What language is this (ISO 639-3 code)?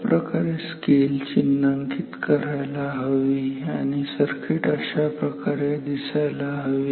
mar